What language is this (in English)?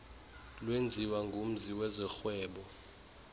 Xhosa